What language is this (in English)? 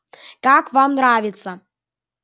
Russian